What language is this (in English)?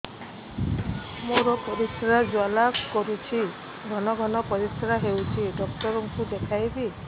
Odia